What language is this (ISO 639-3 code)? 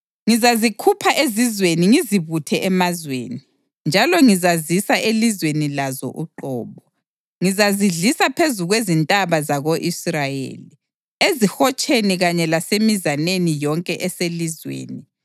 nde